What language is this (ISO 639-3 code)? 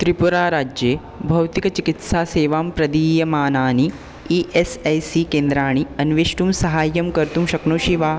san